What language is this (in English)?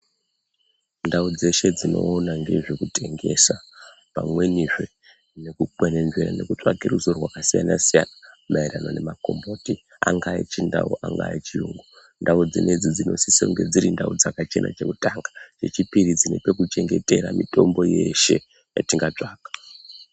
Ndau